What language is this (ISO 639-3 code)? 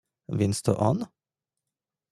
pol